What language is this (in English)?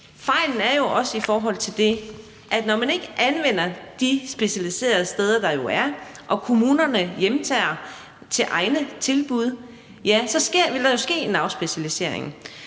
Danish